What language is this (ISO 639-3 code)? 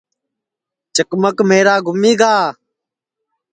ssi